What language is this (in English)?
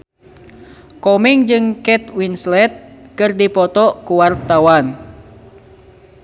Sundanese